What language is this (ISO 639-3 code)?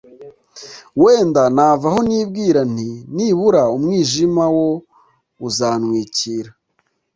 kin